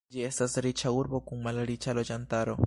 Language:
Esperanto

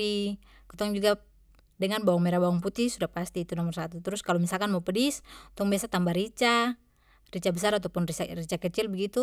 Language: Papuan Malay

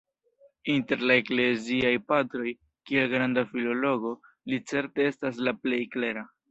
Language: Esperanto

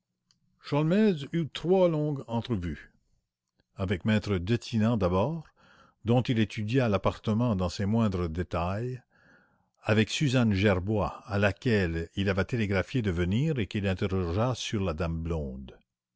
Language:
French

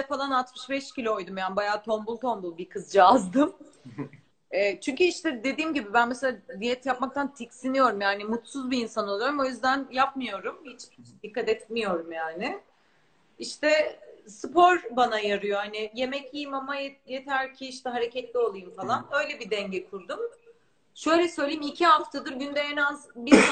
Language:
Turkish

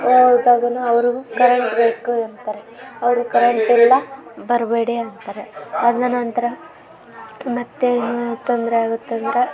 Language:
Kannada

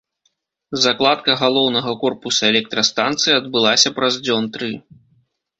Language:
Belarusian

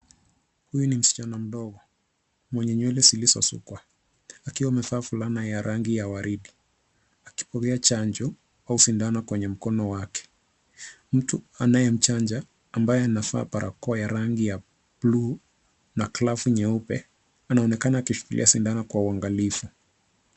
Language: Swahili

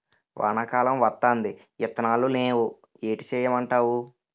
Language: Telugu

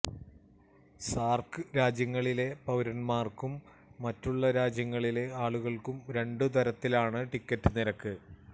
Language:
Malayalam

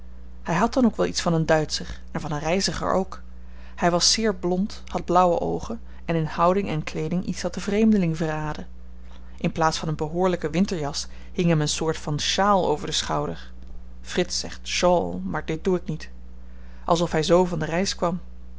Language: Dutch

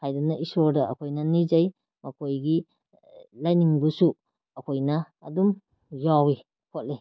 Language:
Manipuri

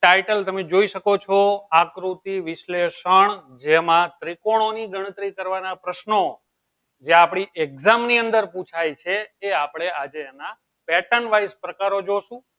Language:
Gujarati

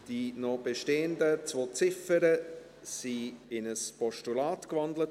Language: Swiss German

